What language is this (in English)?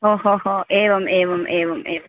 Sanskrit